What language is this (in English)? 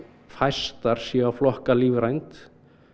Icelandic